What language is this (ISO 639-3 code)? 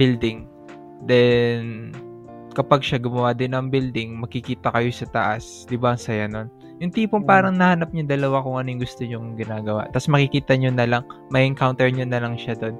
fil